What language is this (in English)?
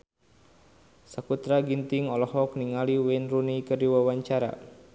Sundanese